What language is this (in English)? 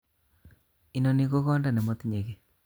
Kalenjin